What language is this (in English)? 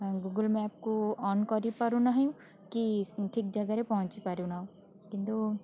Odia